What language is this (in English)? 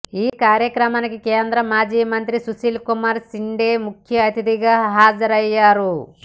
Telugu